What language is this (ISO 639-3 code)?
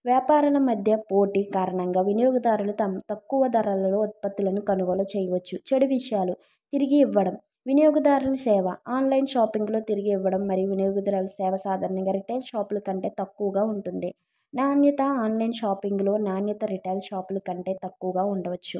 tel